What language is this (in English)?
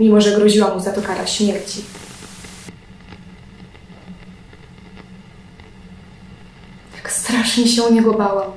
Polish